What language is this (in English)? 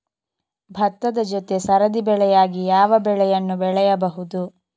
Kannada